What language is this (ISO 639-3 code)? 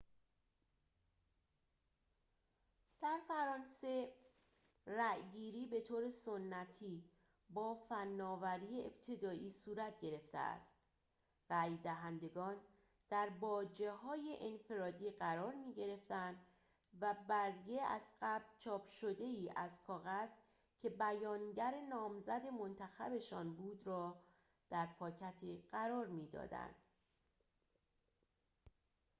fas